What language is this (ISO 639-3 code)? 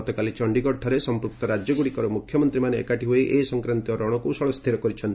ori